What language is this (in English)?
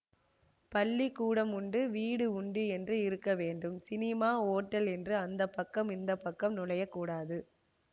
Tamil